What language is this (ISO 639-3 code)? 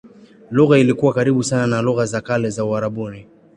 swa